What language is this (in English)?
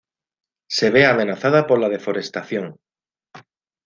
Spanish